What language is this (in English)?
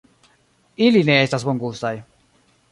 Esperanto